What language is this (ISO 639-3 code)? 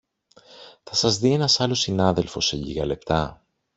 ell